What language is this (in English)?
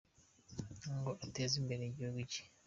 Kinyarwanda